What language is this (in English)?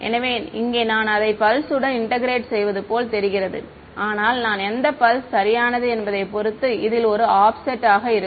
Tamil